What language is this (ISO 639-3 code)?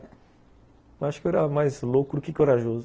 por